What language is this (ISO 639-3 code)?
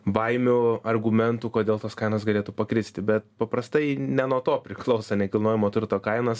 lit